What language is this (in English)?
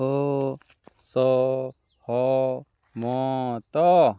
Odia